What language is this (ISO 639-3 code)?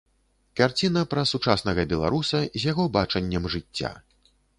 bel